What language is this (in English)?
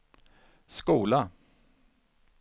Swedish